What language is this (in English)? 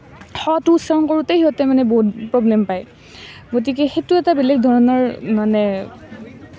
Assamese